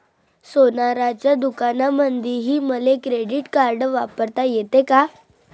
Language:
Marathi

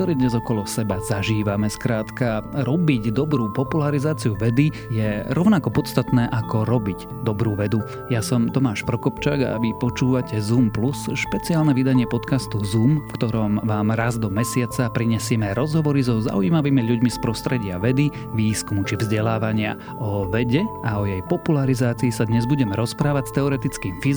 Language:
Slovak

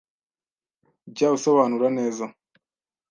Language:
Kinyarwanda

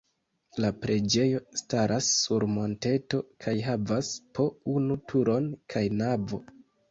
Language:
Esperanto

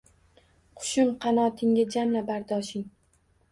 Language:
Uzbek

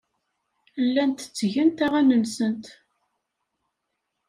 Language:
Kabyle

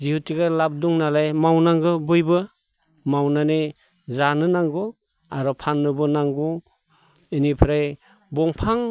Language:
Bodo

